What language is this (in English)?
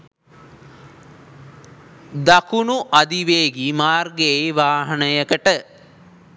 Sinhala